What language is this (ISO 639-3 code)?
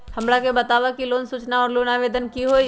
mag